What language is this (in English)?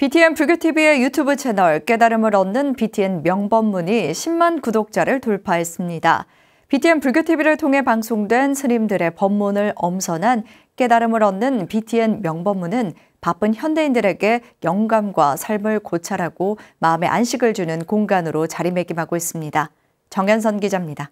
Korean